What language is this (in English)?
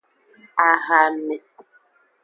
Aja (Benin)